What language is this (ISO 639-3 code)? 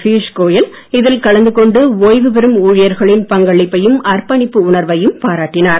tam